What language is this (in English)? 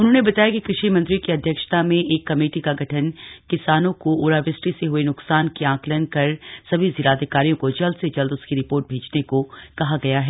Hindi